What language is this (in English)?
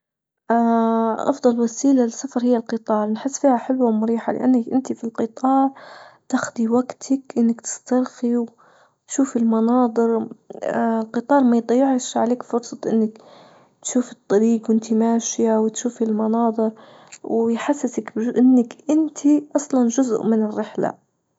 Libyan Arabic